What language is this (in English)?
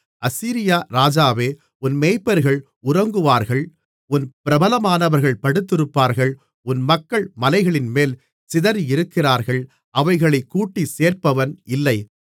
Tamil